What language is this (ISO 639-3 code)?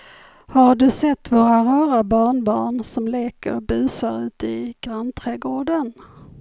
swe